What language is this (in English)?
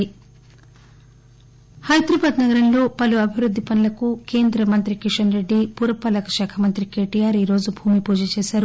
Telugu